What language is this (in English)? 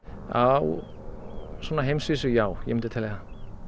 Icelandic